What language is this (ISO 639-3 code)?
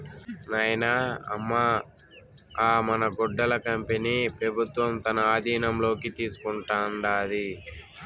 tel